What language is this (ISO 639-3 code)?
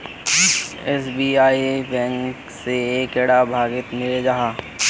mag